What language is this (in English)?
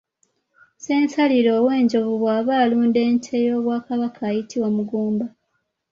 Ganda